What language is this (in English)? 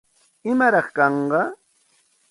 Santa Ana de Tusi Pasco Quechua